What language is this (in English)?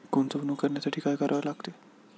Marathi